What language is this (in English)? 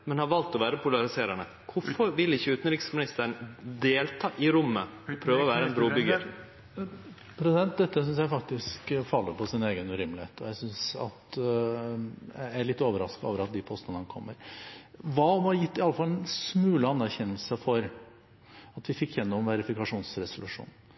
Norwegian